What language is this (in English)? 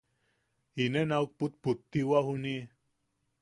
Yaqui